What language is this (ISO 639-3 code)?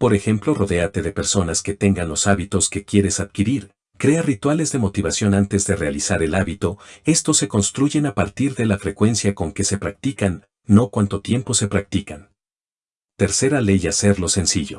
spa